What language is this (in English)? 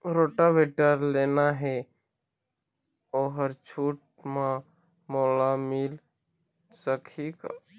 Chhattisgarhi